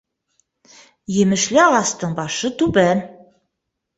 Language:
Bashkir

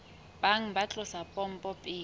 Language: Southern Sotho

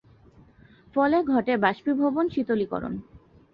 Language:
Bangla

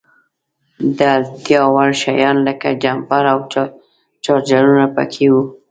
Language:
Pashto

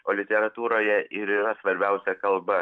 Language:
Lithuanian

